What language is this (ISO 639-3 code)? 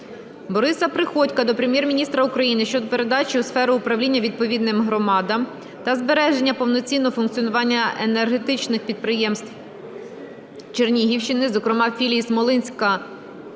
ukr